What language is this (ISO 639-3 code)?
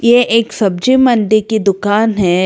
hin